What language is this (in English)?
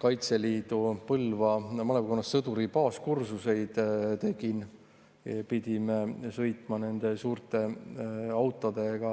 Estonian